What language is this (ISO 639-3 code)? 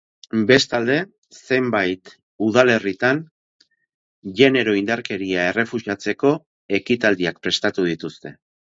eus